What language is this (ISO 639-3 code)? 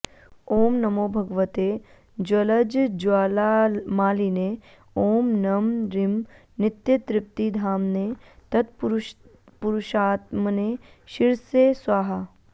san